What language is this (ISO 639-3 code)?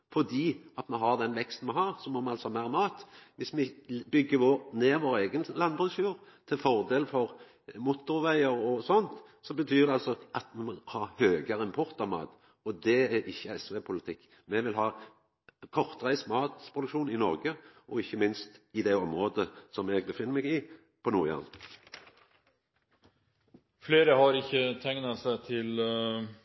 nor